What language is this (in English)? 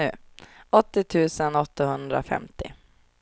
Swedish